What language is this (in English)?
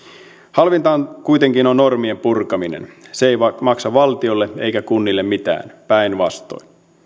Finnish